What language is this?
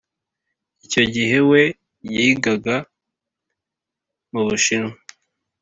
Kinyarwanda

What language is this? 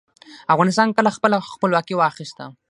Pashto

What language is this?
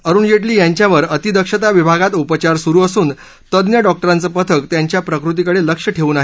Marathi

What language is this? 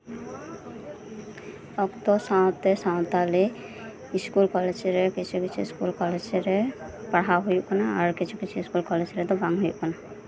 Santali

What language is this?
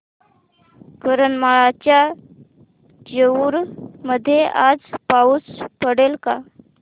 Marathi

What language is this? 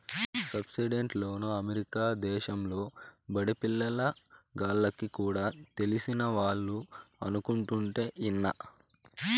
Telugu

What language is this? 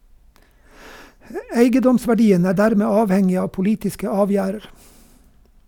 Norwegian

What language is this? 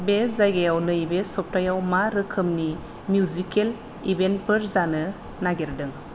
Bodo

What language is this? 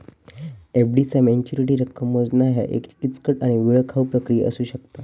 Marathi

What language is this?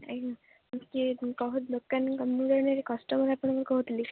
Odia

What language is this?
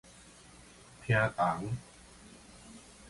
Min Nan Chinese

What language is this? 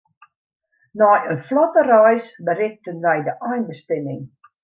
Western Frisian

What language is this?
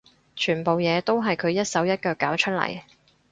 Cantonese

